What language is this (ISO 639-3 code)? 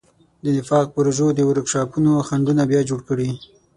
pus